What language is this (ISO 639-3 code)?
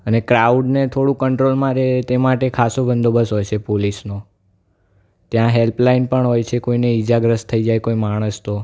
guj